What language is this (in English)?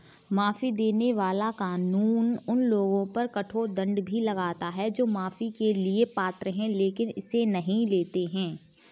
Hindi